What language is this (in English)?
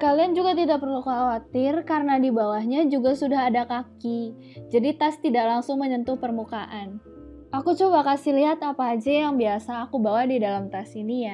Indonesian